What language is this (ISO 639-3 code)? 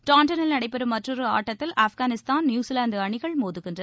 tam